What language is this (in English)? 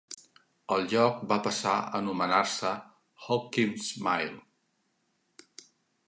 Catalan